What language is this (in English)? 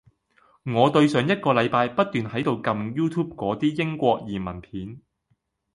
Cantonese